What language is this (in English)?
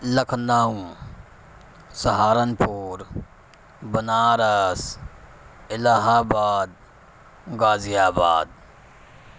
Urdu